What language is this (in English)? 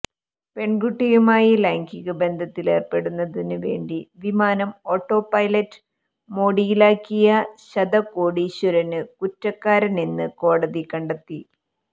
Malayalam